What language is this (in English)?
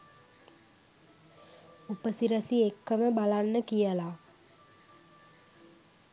Sinhala